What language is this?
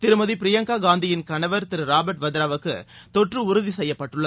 Tamil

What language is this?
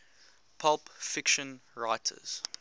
English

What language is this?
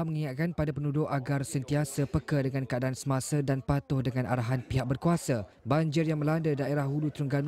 Malay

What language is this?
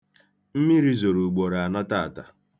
Igbo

